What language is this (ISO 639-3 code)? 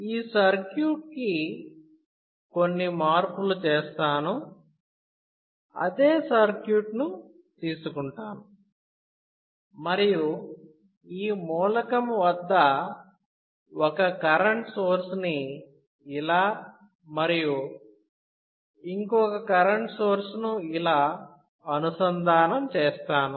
tel